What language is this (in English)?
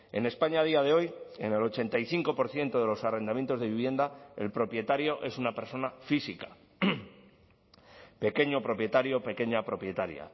Spanish